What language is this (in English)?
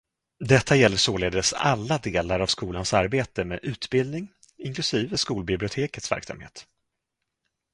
Swedish